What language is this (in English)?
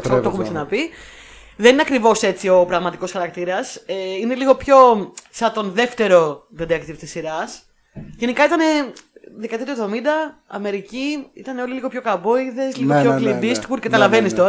Greek